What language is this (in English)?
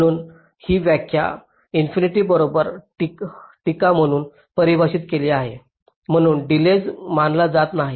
Marathi